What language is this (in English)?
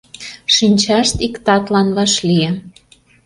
Mari